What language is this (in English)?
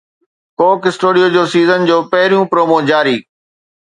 Sindhi